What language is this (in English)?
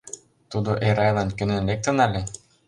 Mari